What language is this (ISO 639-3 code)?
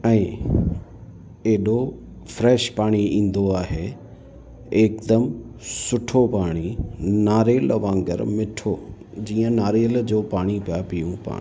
snd